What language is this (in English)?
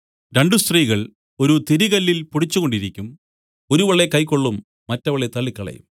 Malayalam